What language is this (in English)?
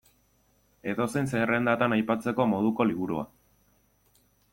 Basque